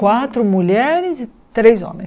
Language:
Portuguese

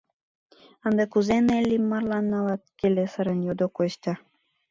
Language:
Mari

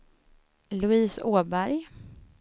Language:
Swedish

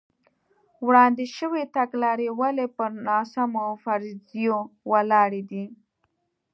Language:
Pashto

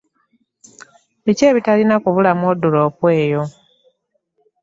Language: Ganda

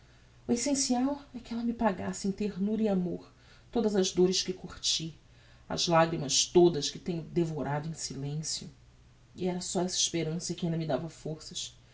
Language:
Portuguese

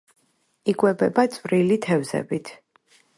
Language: Georgian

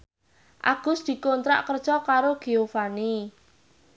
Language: Javanese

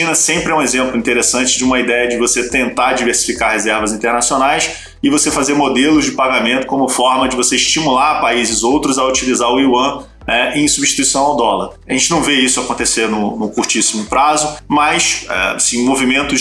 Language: Portuguese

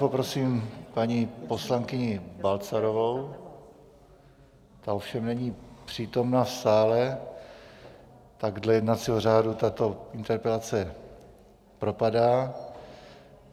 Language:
Czech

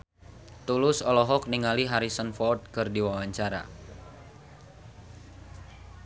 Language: Sundanese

